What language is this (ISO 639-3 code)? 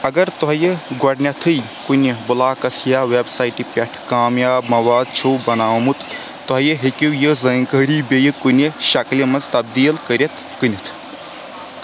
kas